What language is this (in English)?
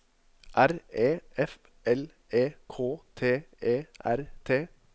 Norwegian